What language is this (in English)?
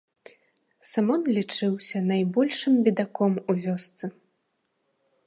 Belarusian